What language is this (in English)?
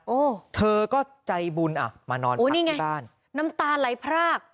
Thai